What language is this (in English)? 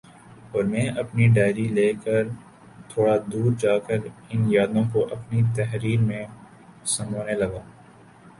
Urdu